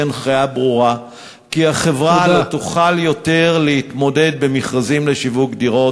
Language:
Hebrew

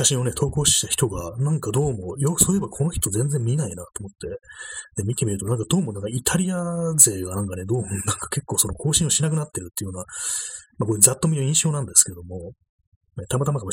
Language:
Japanese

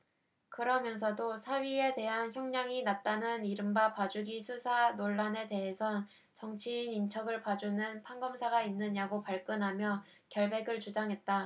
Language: Korean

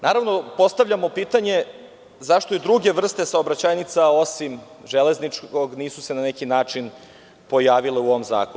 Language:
Serbian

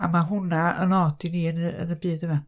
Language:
Welsh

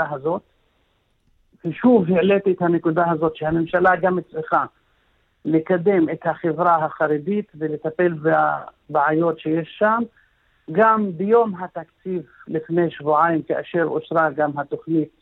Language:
Hebrew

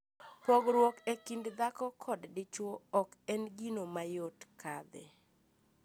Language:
Luo (Kenya and Tanzania)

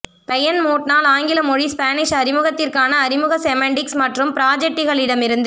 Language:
Tamil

